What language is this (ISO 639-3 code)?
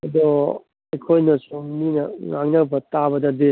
mni